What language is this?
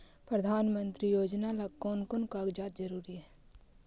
Magahi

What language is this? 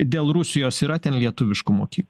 Lithuanian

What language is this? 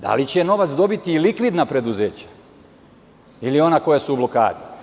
Serbian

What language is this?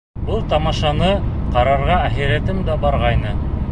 Bashkir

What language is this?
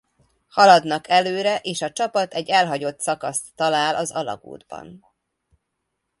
Hungarian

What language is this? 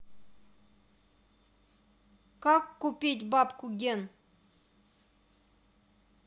Russian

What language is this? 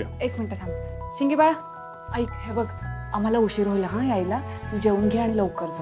Marathi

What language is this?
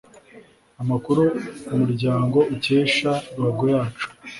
Kinyarwanda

